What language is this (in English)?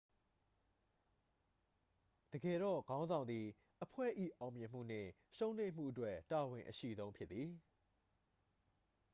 Burmese